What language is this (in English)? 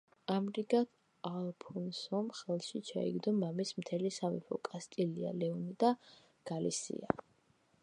Georgian